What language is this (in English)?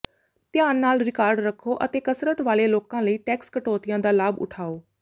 Punjabi